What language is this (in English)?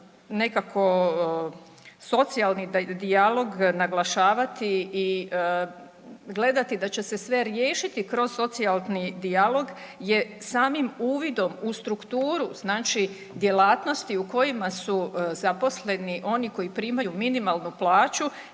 Croatian